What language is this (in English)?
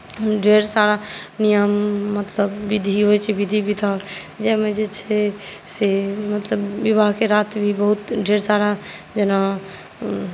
Maithili